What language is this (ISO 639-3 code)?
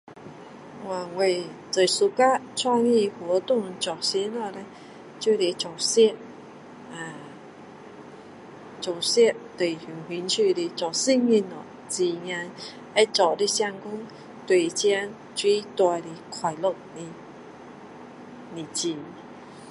cdo